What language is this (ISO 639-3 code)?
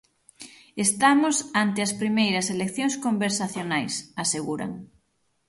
glg